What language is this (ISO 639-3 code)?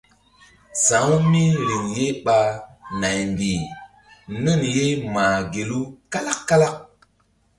mdd